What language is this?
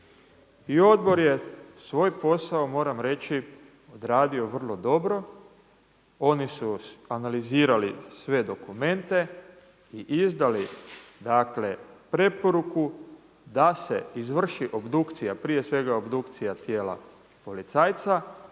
Croatian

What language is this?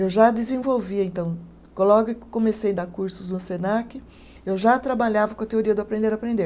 Portuguese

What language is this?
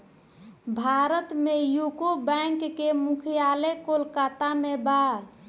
Bhojpuri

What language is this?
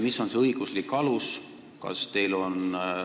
Estonian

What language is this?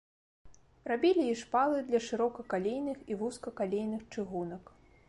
Belarusian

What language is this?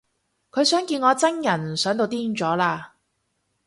Cantonese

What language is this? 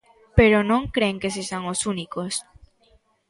Galician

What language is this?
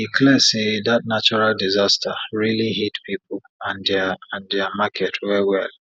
Nigerian Pidgin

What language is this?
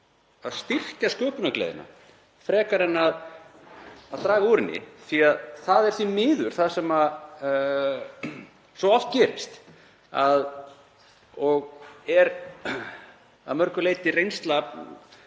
Icelandic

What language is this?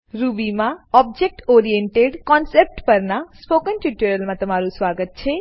Gujarati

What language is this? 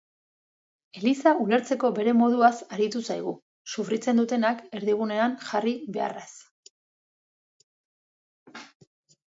Basque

